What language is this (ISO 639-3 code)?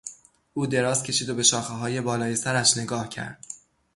fas